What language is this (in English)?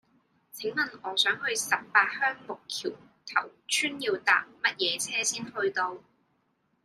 Cantonese